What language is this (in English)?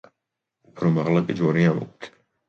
Georgian